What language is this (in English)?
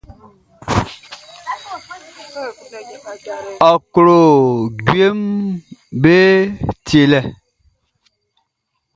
Baoulé